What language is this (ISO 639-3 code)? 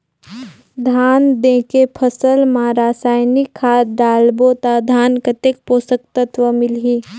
hne